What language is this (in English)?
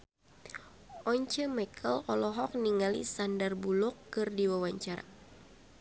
Sundanese